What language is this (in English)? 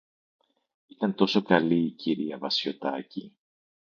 Greek